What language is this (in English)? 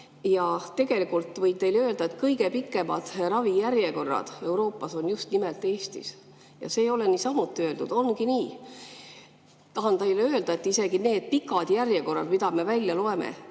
Estonian